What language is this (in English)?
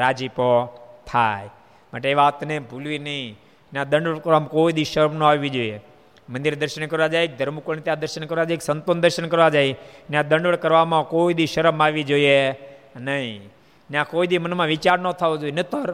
Gujarati